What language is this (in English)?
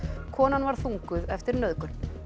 Icelandic